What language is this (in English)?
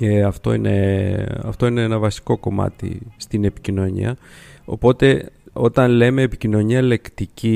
Greek